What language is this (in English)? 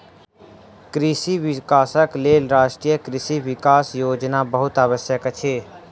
Maithili